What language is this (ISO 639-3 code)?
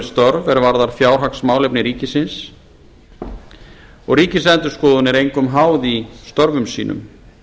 isl